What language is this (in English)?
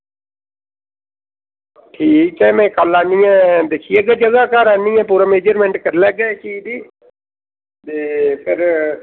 Dogri